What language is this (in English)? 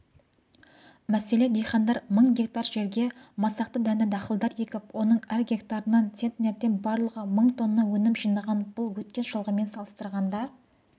Kazakh